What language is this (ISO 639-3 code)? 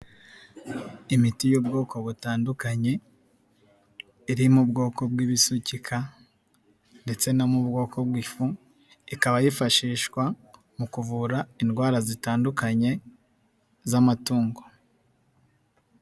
kin